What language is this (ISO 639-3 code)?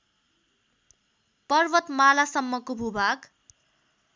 nep